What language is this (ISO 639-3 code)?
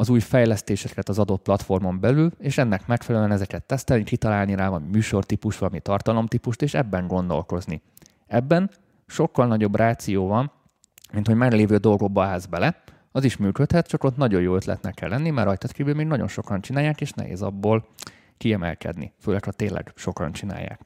hun